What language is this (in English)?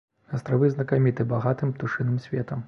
Belarusian